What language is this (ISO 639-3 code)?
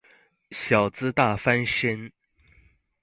zho